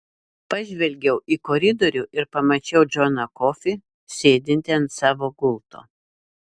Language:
Lithuanian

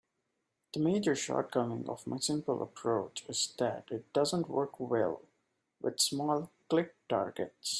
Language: English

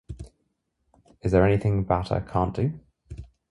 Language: English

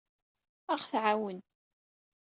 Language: Kabyle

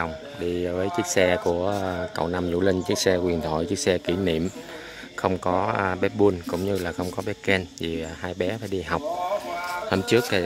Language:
Vietnamese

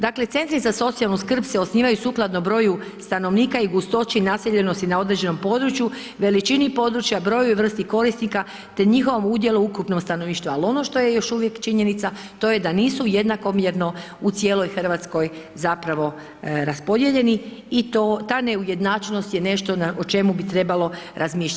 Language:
Croatian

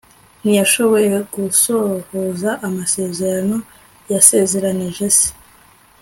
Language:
Kinyarwanda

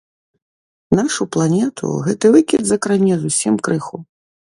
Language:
Belarusian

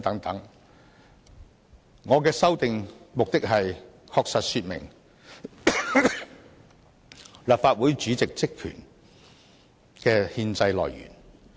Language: Cantonese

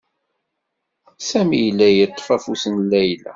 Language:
Kabyle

